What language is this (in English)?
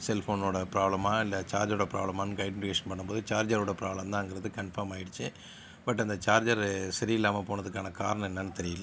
Tamil